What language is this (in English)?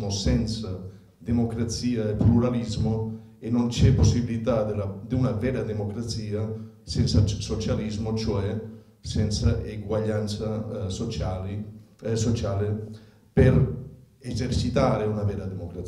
Italian